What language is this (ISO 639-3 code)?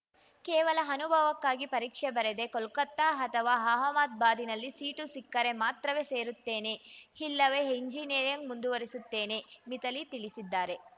kan